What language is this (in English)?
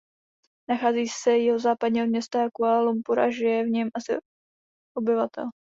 Czech